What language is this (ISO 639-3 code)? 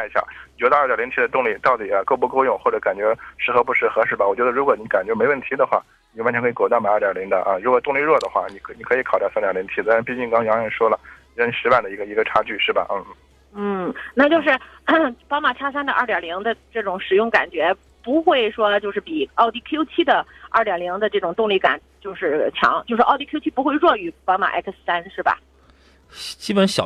zho